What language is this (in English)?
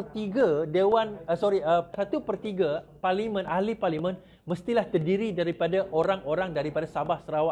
Malay